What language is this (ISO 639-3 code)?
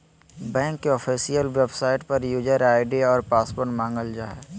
mag